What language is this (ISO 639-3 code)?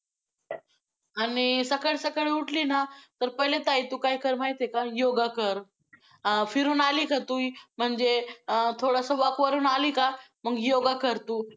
mar